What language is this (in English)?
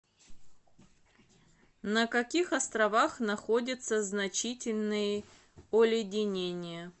Russian